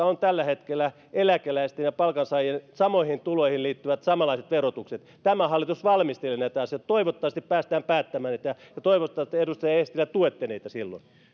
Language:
Finnish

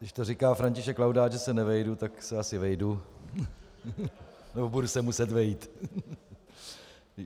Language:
Czech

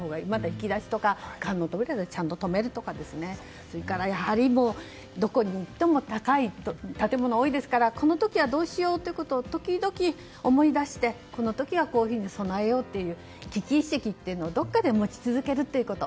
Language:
Japanese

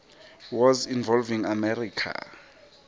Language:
Swati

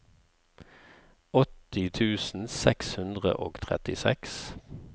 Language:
Norwegian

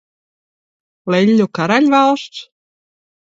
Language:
Latvian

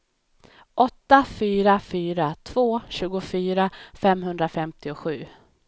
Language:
Swedish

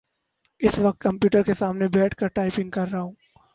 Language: Urdu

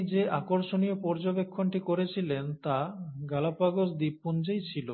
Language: Bangla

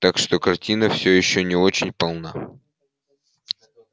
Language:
Russian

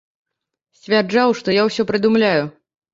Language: Belarusian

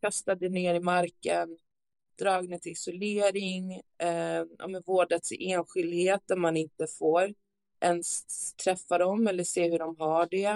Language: Swedish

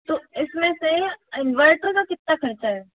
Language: Hindi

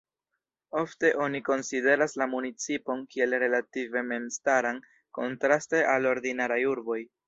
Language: Esperanto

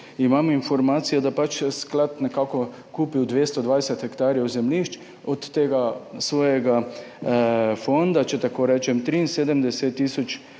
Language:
Slovenian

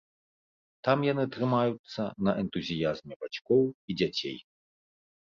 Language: Belarusian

